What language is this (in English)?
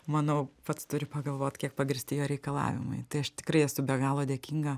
Lithuanian